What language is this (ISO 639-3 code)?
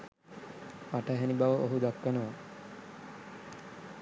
sin